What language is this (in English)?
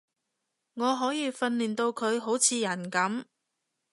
Cantonese